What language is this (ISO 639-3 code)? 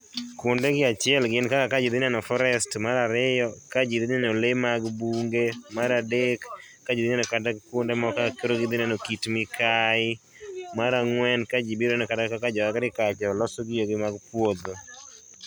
luo